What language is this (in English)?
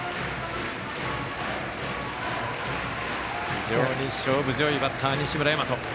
Japanese